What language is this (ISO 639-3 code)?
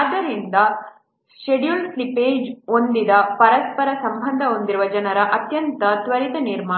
kan